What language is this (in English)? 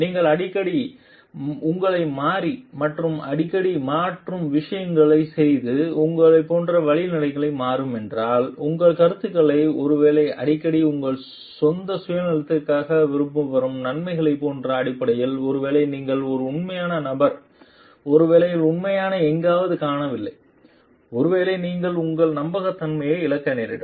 Tamil